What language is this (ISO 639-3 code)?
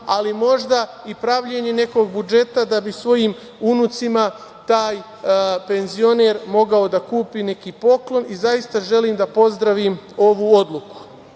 srp